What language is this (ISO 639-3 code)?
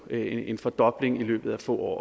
dan